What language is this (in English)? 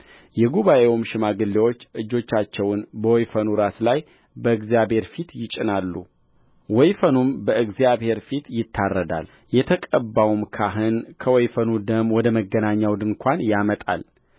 Amharic